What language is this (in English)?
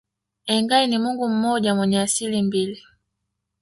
Swahili